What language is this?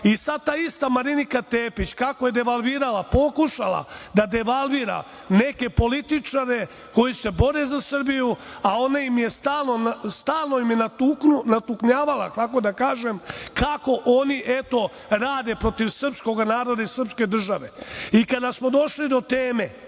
Serbian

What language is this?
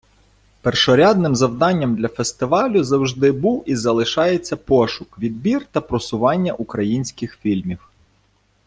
Ukrainian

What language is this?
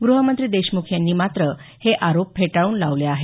Marathi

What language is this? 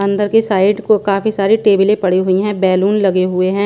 Hindi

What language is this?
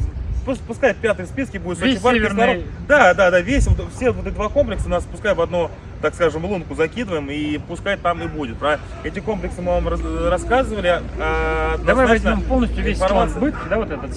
Russian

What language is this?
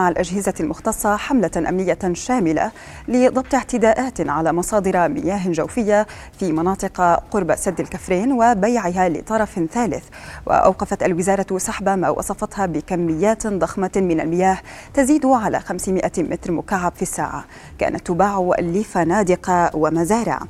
Arabic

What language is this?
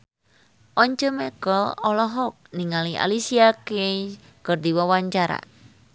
Sundanese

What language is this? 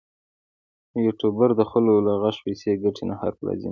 Pashto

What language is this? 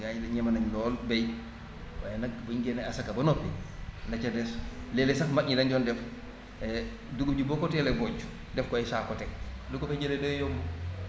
Wolof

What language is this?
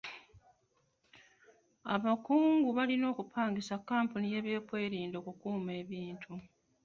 Ganda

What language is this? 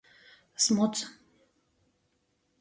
Latgalian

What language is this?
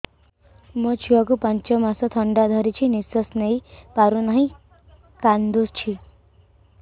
Odia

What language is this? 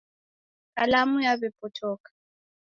Taita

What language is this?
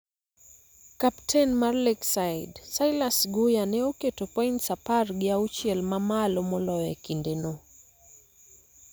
Luo (Kenya and Tanzania)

